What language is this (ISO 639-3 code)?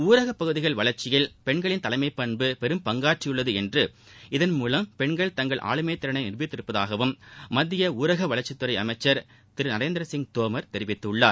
tam